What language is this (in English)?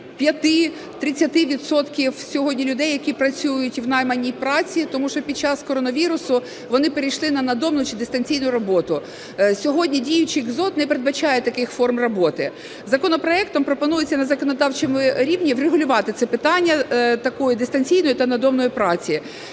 Ukrainian